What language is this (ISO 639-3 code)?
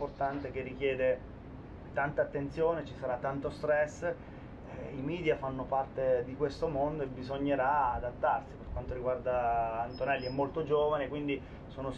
ita